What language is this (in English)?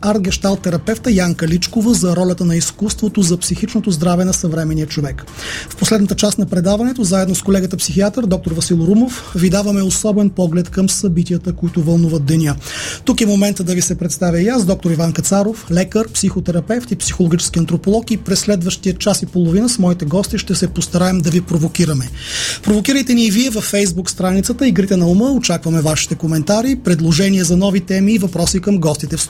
Bulgarian